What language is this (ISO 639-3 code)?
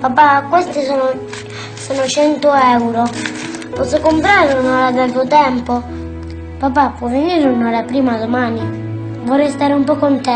ita